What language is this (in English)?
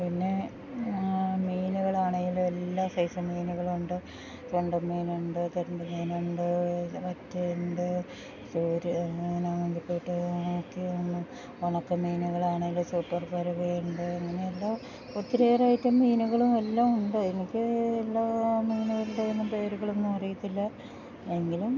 Malayalam